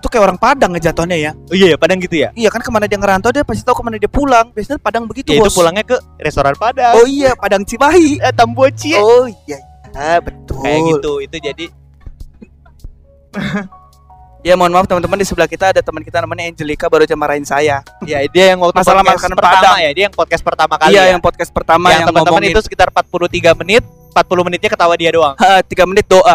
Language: Indonesian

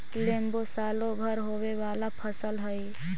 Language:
Magahi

